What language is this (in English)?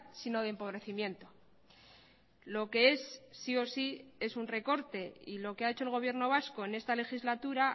Spanish